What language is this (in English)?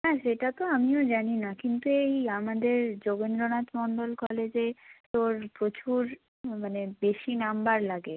Bangla